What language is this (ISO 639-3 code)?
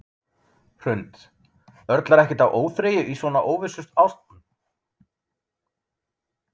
isl